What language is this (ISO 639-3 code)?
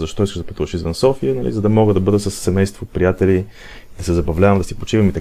bul